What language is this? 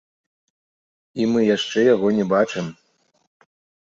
Belarusian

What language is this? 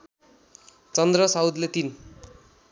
Nepali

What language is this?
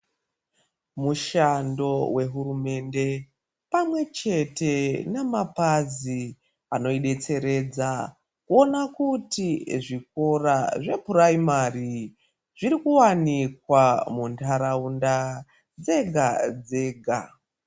Ndau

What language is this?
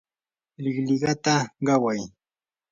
Yanahuanca Pasco Quechua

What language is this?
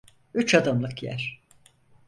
Turkish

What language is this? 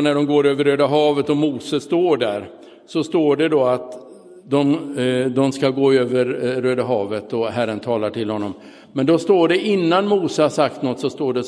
Swedish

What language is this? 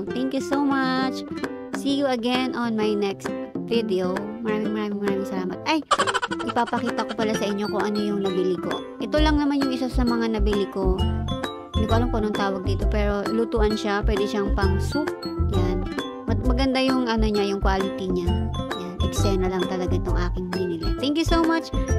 Filipino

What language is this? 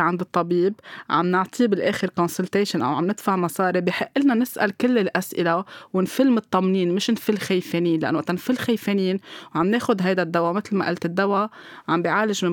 Arabic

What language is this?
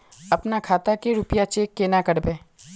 Magahi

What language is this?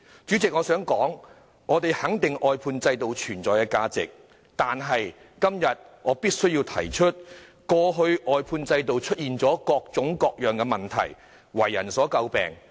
Cantonese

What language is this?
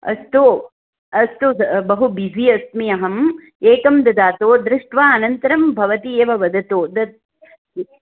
Sanskrit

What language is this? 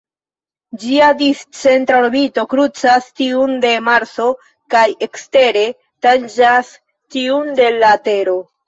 Esperanto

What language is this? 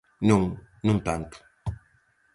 Galician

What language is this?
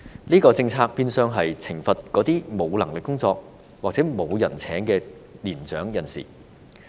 Cantonese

